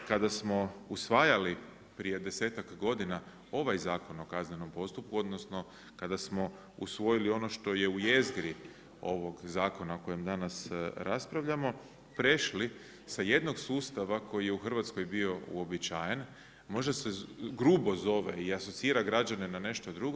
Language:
Croatian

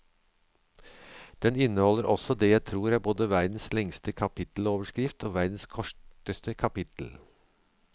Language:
Norwegian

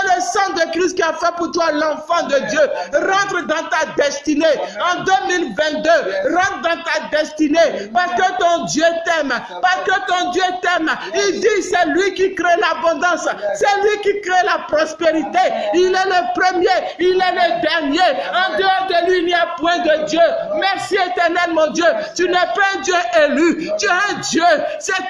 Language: French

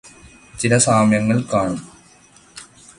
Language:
Malayalam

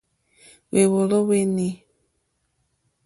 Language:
Mokpwe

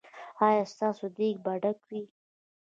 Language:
Pashto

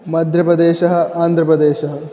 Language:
Sanskrit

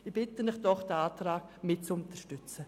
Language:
Swiss German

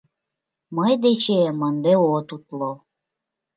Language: Mari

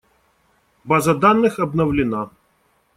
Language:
Russian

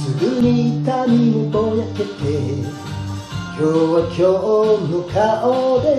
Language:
Japanese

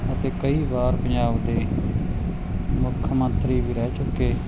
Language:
Punjabi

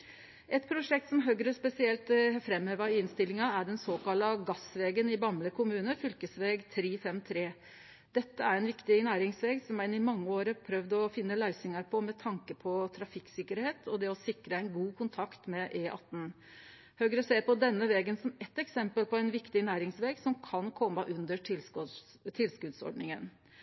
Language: Norwegian Nynorsk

